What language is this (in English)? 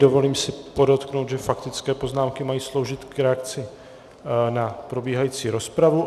Czech